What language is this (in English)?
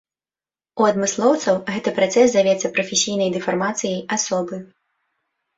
Belarusian